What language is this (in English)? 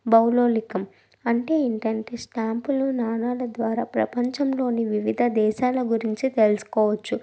Telugu